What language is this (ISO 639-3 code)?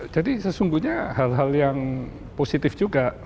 ind